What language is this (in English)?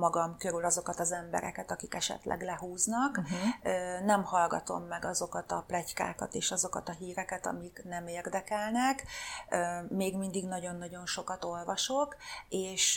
Hungarian